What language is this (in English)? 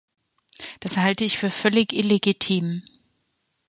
German